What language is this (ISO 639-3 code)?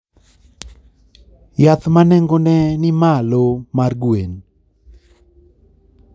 luo